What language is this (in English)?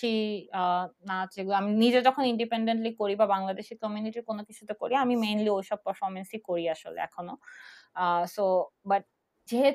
Bangla